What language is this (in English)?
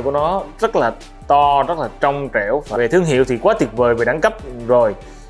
Vietnamese